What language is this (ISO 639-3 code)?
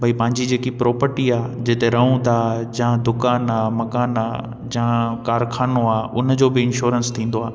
snd